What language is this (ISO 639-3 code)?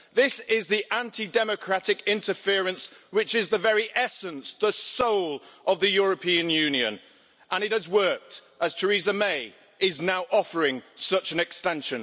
eng